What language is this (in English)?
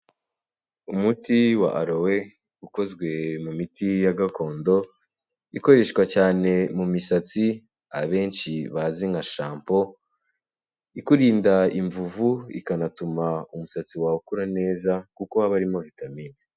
Kinyarwanda